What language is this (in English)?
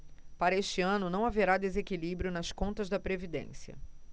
Portuguese